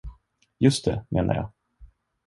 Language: Swedish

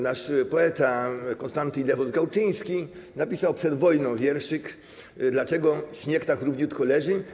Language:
Polish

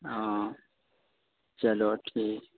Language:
Urdu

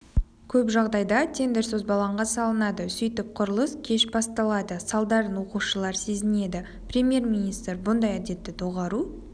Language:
Kazakh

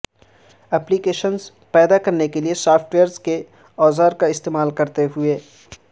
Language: Urdu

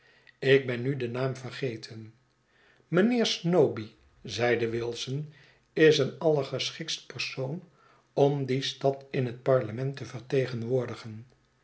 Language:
Dutch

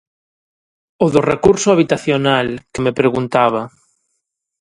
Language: Galician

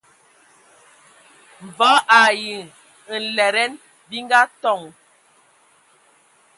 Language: Ewondo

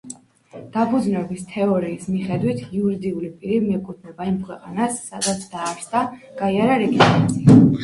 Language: Georgian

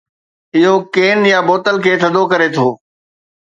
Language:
Sindhi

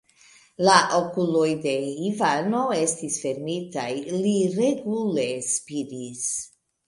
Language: Esperanto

